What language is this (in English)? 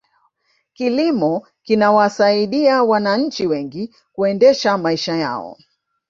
Swahili